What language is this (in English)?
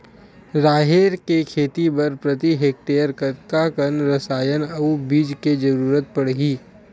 Chhattisgarhi